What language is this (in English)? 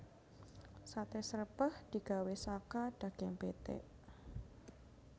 Javanese